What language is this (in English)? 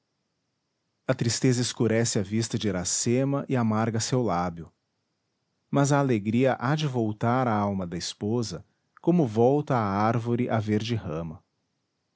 Portuguese